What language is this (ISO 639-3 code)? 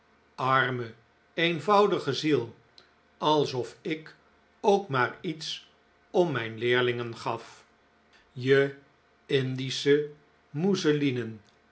nld